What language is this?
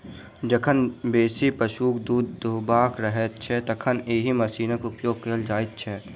Maithili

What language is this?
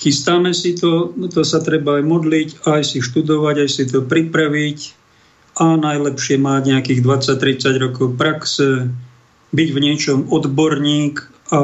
Slovak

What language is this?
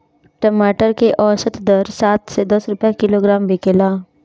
Bhojpuri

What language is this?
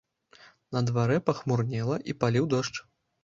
Belarusian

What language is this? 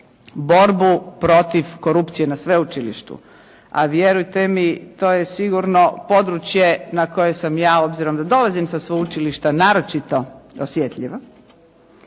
Croatian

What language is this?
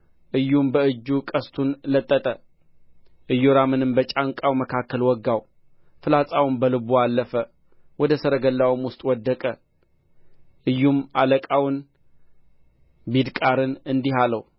Amharic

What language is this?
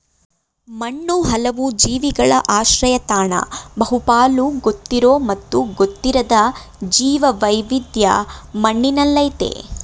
Kannada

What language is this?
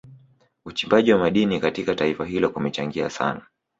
Swahili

